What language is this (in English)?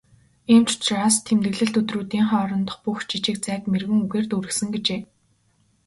Mongolian